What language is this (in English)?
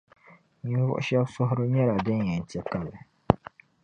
Dagbani